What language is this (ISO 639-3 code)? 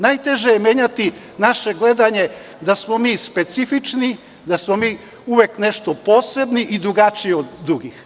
srp